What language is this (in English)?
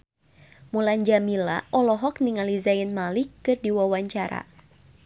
Sundanese